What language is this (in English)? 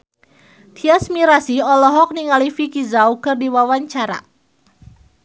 Sundanese